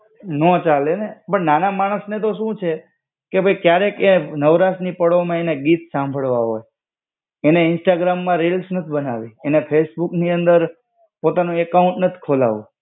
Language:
Gujarati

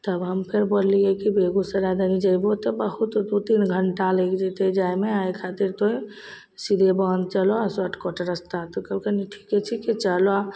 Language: Maithili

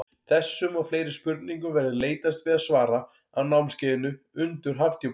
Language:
Icelandic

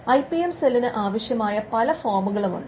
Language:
Malayalam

